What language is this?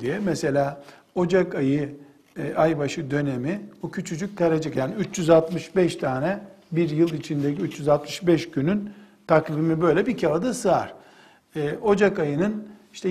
Turkish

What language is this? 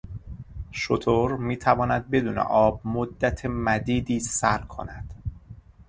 Persian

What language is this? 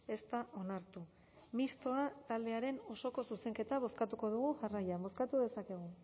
Basque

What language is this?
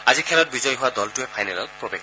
Assamese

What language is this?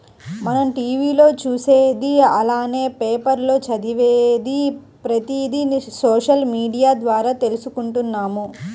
Telugu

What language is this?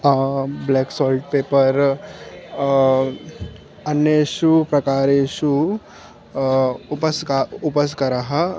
Sanskrit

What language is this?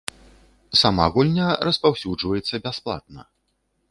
Belarusian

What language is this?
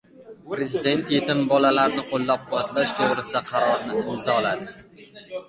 Uzbek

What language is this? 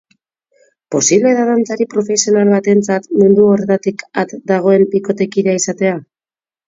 Basque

